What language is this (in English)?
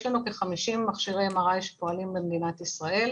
Hebrew